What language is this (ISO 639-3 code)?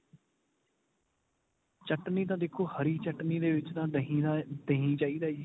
pan